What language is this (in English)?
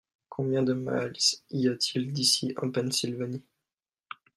French